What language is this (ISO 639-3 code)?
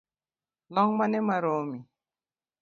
luo